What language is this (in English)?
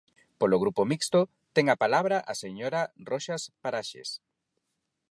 Galician